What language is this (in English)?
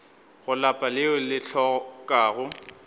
Northern Sotho